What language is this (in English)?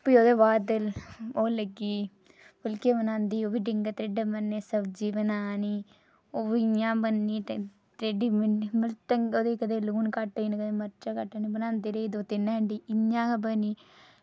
Dogri